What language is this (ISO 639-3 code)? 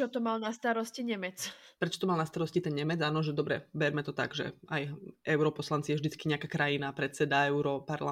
slk